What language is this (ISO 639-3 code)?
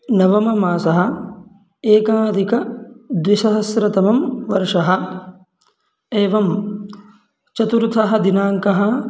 san